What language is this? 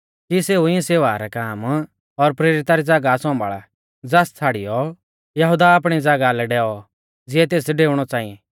Mahasu Pahari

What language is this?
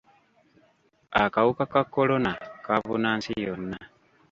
Ganda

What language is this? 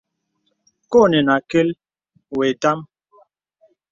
Bebele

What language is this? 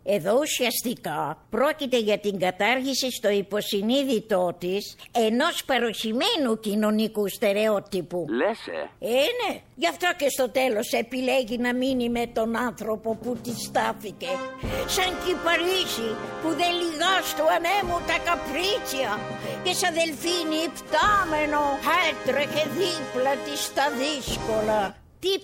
Greek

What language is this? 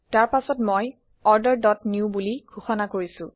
Assamese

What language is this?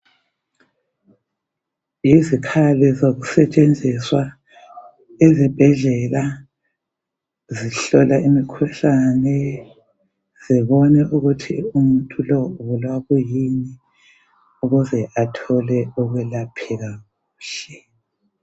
North Ndebele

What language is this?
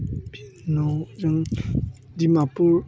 Bodo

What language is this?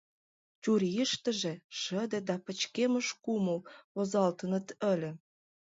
Mari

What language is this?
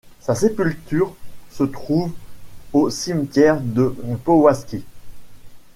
French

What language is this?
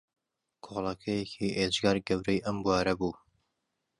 Central Kurdish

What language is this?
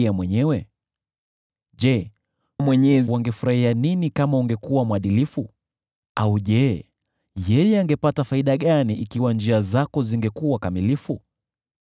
Swahili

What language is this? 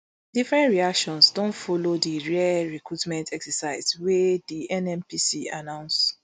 Nigerian Pidgin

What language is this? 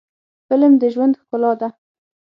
Pashto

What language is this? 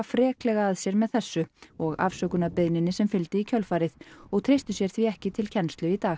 Icelandic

